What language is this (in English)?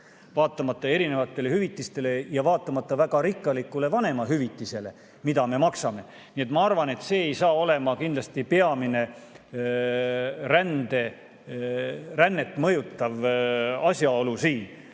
Estonian